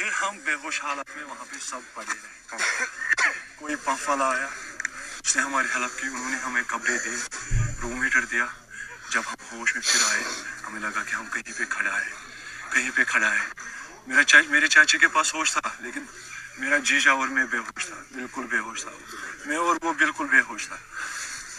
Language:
Urdu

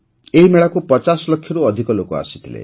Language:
Odia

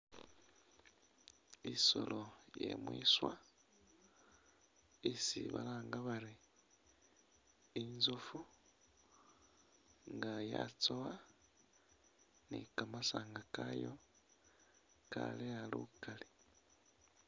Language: Masaaba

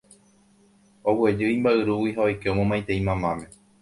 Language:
Guarani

